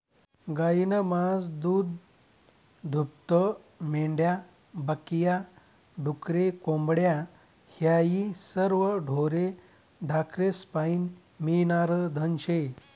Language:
Marathi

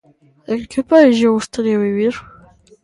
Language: Galician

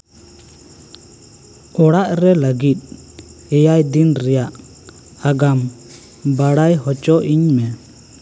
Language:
Santali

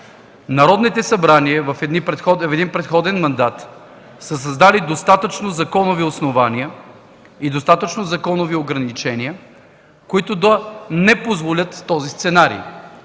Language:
Bulgarian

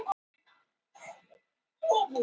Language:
Icelandic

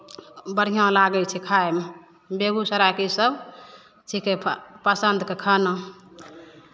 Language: Maithili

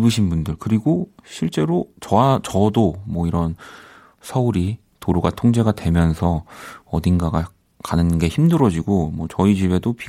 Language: Korean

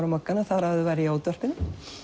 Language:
Icelandic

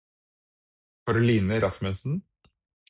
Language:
Norwegian Bokmål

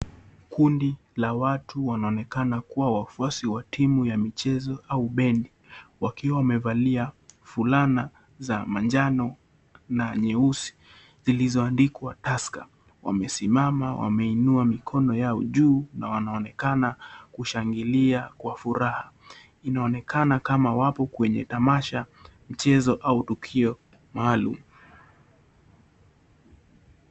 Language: Swahili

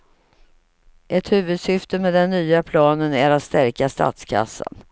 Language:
Swedish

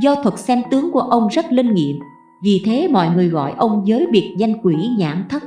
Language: Vietnamese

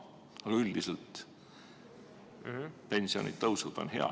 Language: Estonian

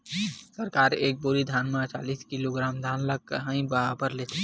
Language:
Chhattisgarhi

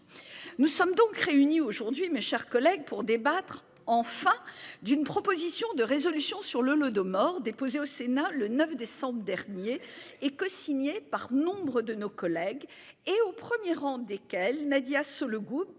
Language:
French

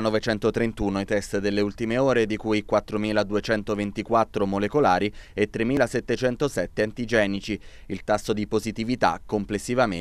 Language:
Italian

